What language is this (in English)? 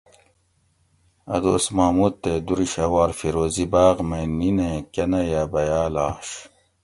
Gawri